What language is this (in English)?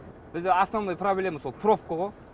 Kazakh